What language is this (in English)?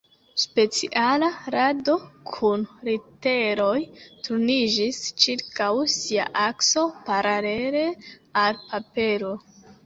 Esperanto